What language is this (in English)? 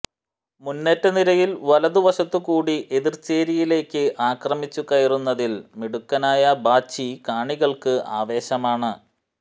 Malayalam